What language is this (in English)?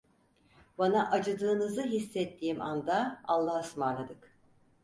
Turkish